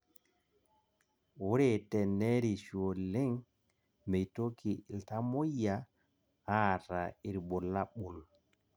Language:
Masai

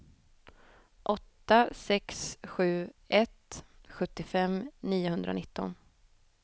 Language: Swedish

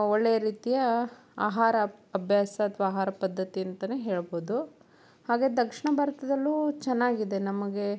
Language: Kannada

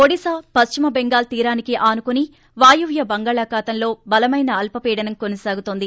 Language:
Telugu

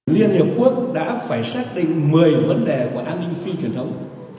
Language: Vietnamese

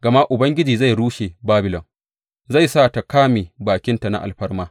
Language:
Hausa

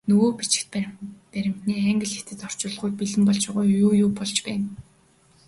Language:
Mongolian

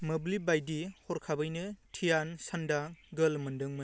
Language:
Bodo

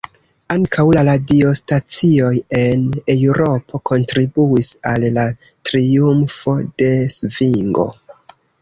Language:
Esperanto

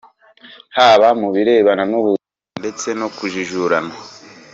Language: Kinyarwanda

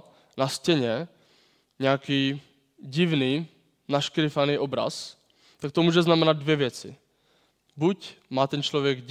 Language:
Czech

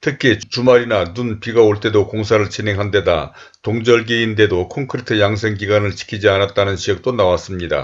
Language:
Korean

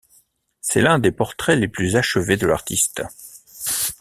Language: French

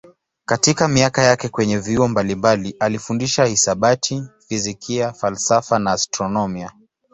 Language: Swahili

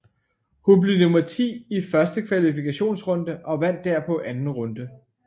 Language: Danish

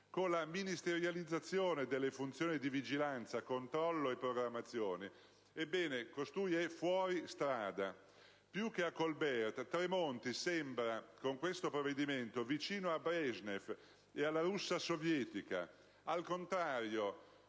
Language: Italian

